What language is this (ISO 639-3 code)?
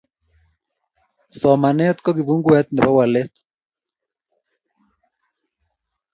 kln